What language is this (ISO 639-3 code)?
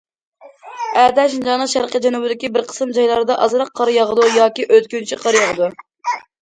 uig